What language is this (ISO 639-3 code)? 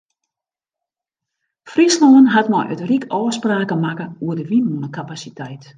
fry